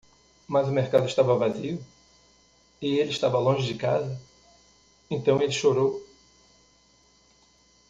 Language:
Portuguese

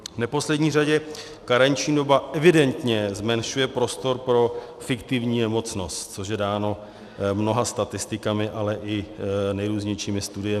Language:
Czech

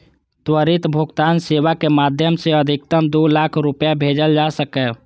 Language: Maithili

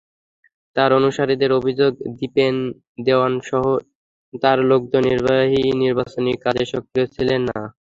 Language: Bangla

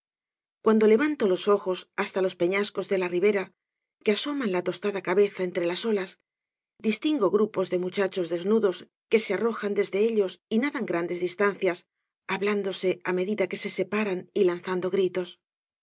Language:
Spanish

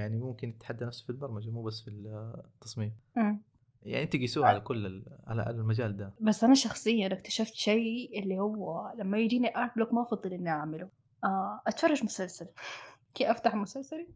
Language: Arabic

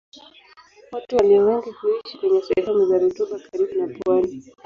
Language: Swahili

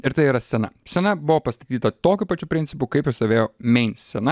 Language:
Lithuanian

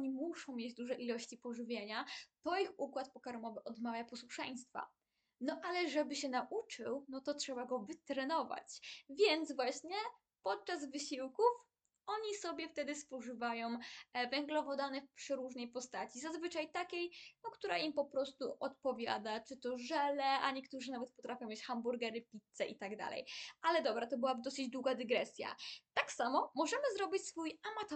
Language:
Polish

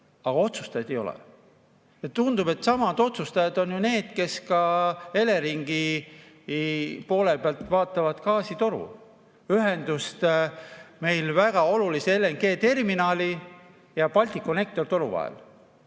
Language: Estonian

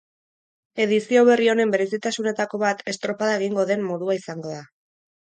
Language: Basque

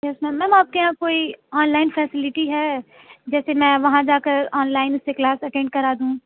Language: Urdu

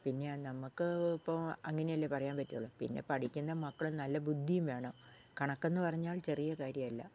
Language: Malayalam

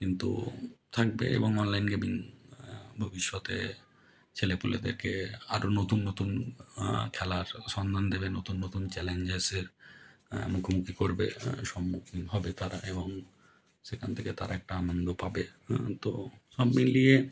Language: Bangla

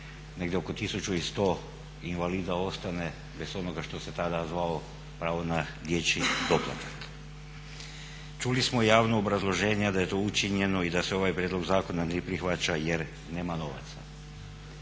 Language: Croatian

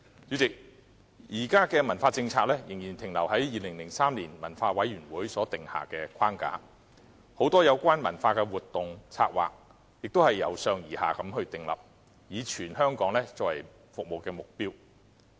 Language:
Cantonese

